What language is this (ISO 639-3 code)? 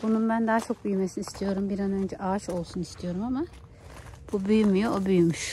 tur